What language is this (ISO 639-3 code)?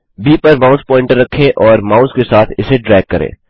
hin